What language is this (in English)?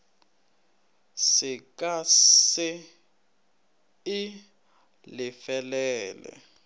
Northern Sotho